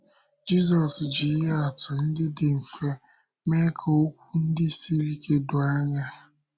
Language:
Igbo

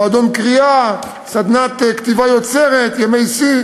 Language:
Hebrew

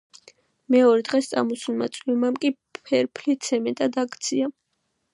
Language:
Georgian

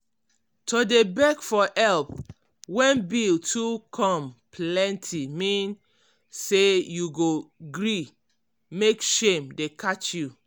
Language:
Nigerian Pidgin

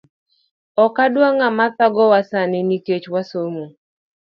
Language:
Luo (Kenya and Tanzania)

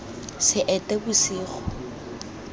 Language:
Tswana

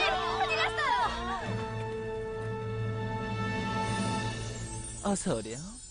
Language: Korean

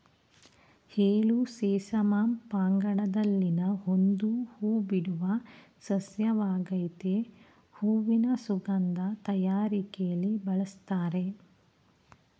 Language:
Kannada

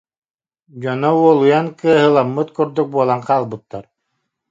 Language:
Yakut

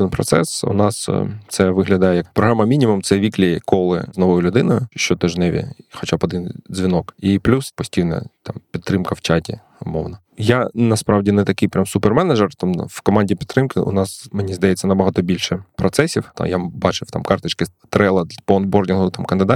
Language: Ukrainian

